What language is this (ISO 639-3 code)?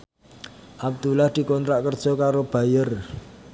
jav